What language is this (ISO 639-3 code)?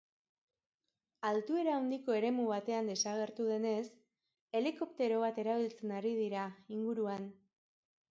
eus